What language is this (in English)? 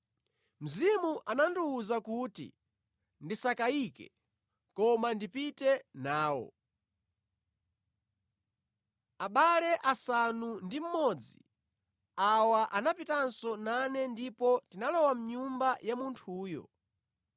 Nyanja